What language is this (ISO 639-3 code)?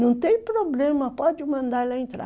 por